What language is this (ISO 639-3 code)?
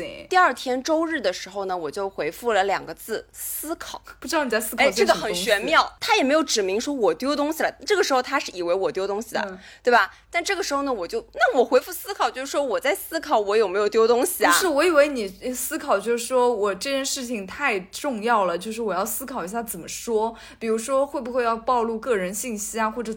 zho